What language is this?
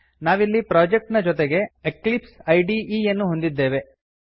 Kannada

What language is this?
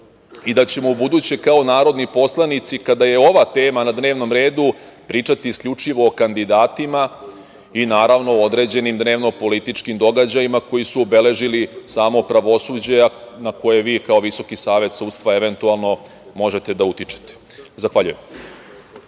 Serbian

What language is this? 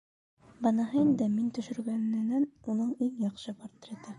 Bashkir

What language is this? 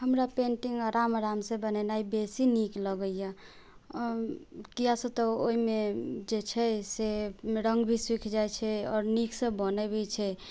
Maithili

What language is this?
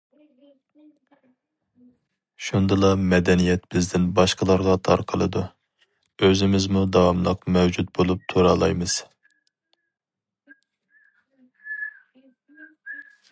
Uyghur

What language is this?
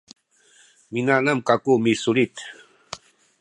Sakizaya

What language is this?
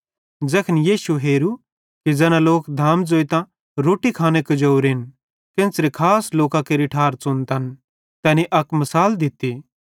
Bhadrawahi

